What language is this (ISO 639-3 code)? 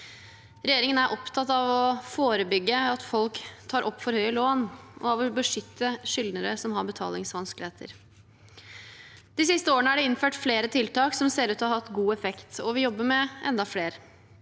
nor